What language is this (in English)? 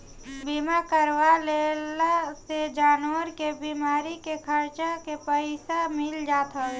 Bhojpuri